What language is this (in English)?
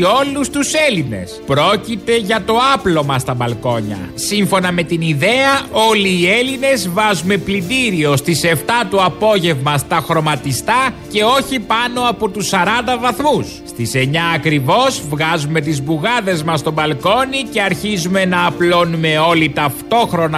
Greek